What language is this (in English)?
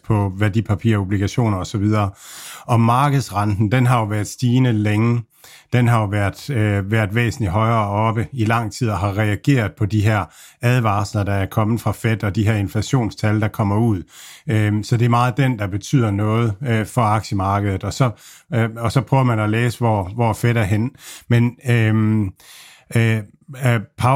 Danish